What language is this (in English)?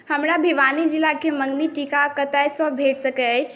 Maithili